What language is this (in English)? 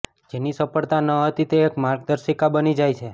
Gujarati